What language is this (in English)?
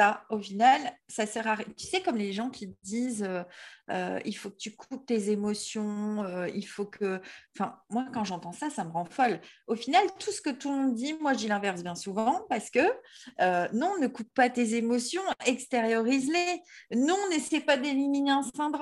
French